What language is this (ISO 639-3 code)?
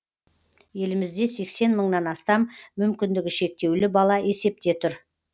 kaz